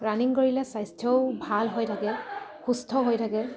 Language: Assamese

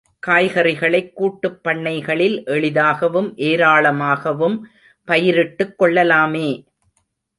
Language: Tamil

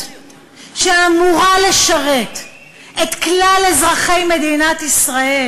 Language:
Hebrew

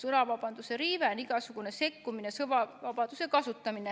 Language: Estonian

